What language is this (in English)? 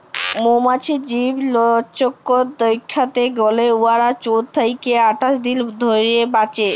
Bangla